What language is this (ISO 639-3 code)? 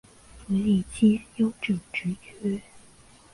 zho